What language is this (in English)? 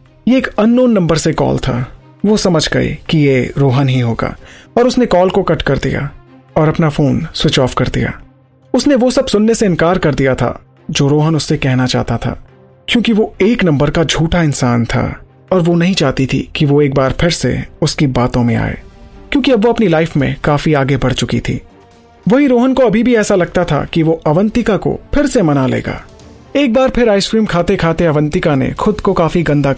Hindi